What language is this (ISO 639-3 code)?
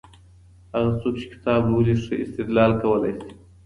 pus